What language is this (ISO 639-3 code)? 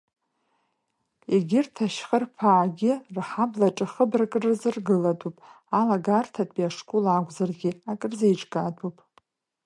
abk